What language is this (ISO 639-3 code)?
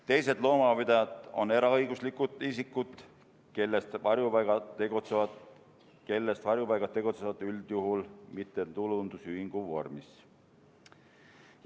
est